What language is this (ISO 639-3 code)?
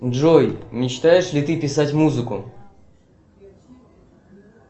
rus